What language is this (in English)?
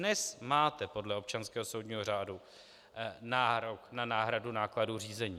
Czech